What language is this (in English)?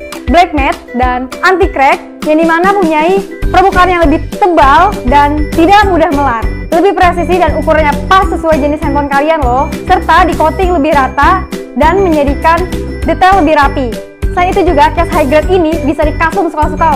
Indonesian